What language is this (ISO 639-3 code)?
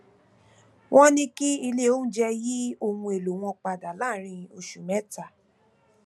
yor